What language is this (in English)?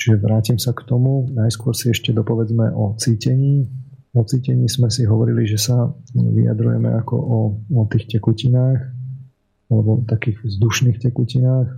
Slovak